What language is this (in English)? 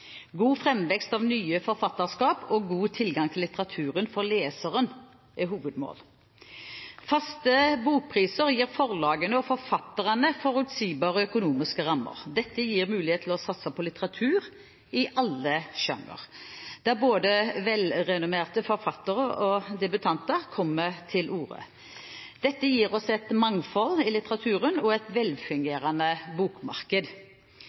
Norwegian Bokmål